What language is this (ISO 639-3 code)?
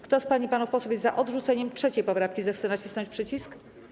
pol